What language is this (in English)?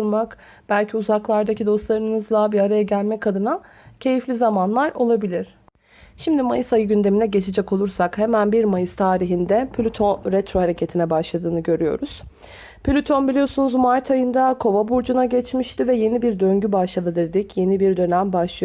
Turkish